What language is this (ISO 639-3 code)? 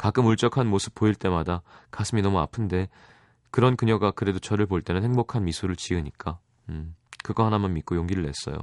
kor